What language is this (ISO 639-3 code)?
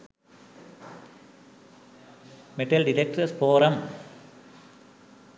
sin